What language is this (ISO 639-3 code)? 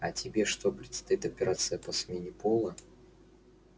rus